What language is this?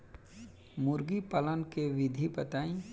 Bhojpuri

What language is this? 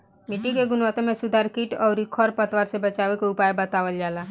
Bhojpuri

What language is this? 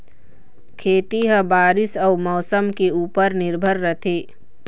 Chhattisgarhi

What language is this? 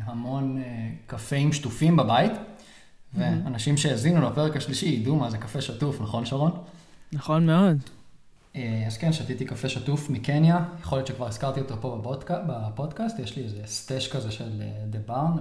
Hebrew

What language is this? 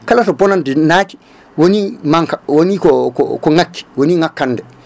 Fula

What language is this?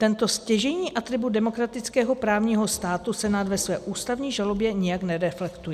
Czech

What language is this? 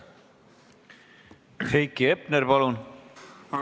Estonian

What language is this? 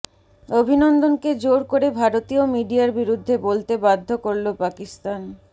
Bangla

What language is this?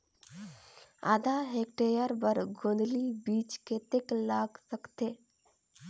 Chhattisgarhi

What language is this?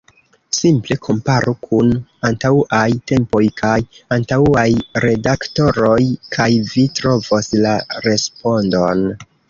Esperanto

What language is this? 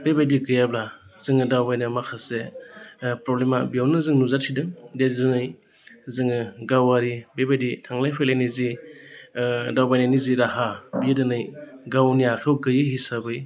Bodo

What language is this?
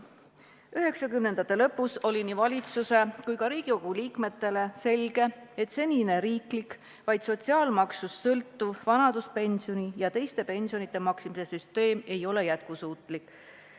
Estonian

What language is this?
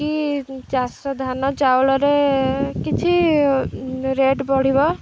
Odia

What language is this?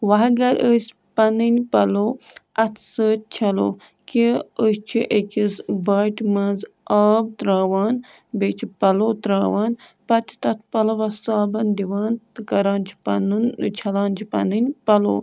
Kashmiri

